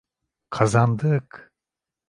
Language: Turkish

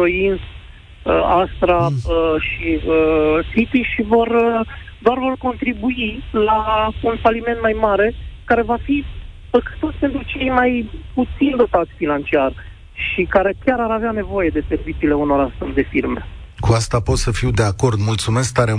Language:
Romanian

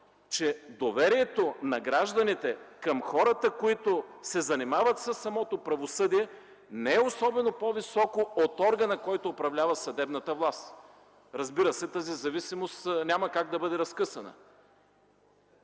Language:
Bulgarian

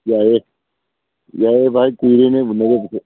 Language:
Manipuri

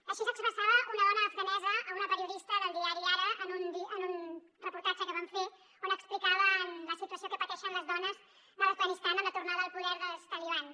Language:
Catalan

